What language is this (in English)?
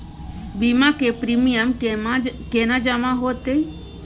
Maithili